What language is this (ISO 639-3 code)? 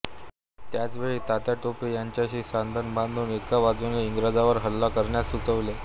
mar